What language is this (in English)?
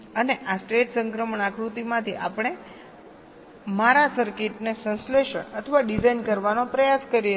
Gujarati